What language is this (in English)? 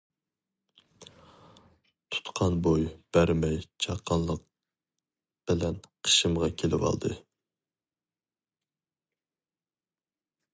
Uyghur